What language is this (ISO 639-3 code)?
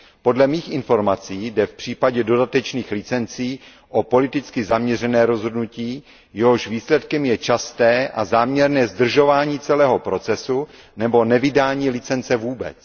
ces